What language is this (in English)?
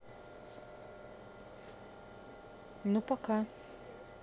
Russian